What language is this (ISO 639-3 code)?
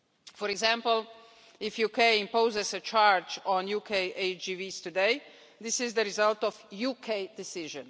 eng